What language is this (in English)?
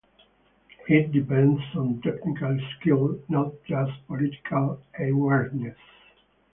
English